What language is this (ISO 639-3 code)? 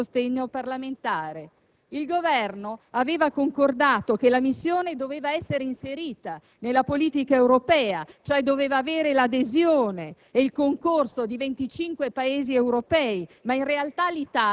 ita